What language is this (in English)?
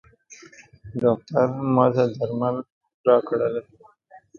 Pashto